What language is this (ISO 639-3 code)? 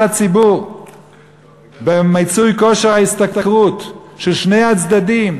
heb